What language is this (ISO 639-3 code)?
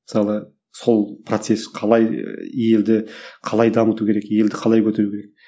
kaz